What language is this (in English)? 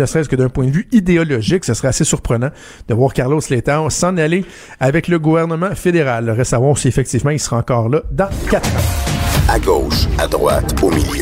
French